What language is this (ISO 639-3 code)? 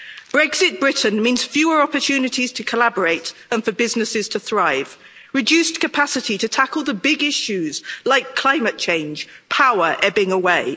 eng